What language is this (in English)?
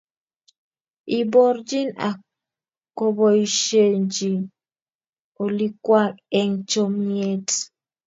Kalenjin